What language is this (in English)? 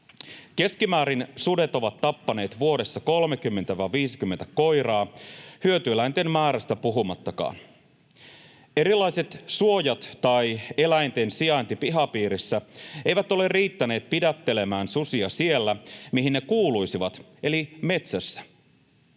Finnish